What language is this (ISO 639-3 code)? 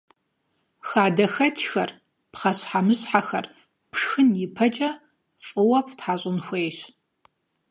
kbd